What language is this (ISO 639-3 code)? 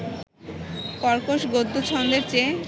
ben